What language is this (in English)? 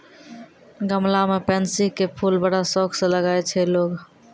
Maithili